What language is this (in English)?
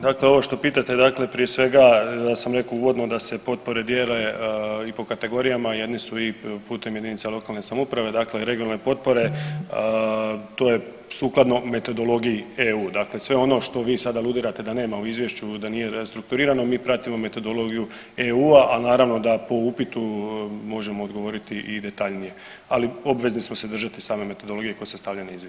Croatian